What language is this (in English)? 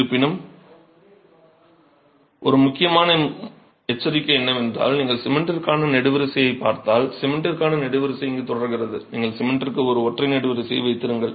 Tamil